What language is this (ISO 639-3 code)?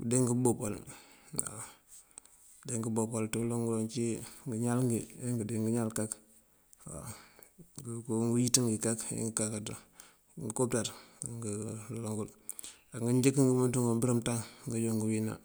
mfv